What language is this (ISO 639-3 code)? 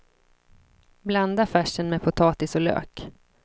swe